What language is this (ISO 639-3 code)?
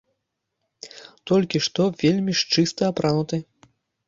bel